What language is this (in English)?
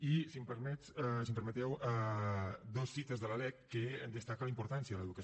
Catalan